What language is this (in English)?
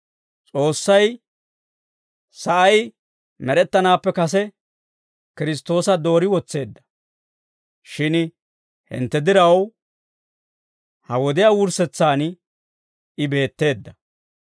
Dawro